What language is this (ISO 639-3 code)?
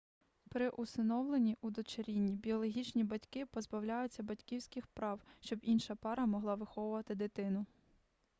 ukr